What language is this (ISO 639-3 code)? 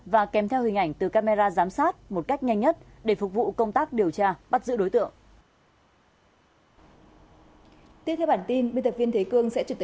vie